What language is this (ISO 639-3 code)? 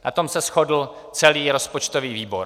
ces